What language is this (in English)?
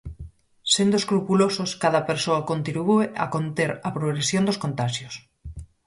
Galician